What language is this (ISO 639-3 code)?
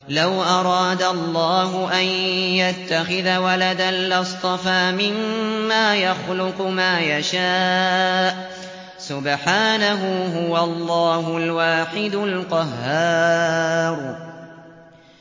ara